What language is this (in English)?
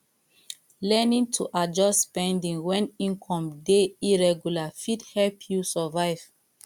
Nigerian Pidgin